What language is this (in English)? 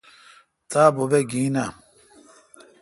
Kalkoti